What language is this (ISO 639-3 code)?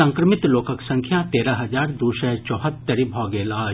mai